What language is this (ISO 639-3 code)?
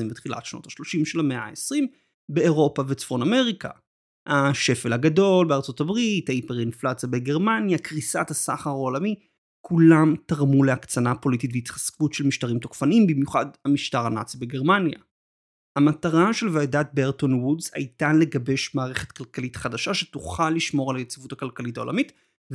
heb